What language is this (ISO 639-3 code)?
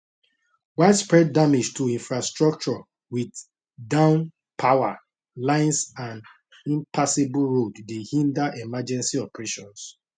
pcm